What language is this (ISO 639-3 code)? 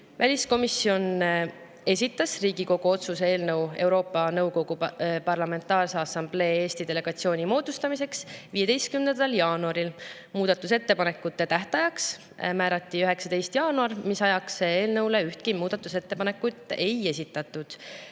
est